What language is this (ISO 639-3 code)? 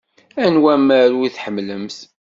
kab